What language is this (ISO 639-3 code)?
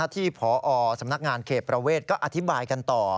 tha